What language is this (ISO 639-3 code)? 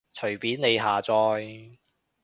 yue